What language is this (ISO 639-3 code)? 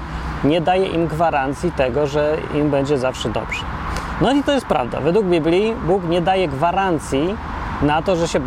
pol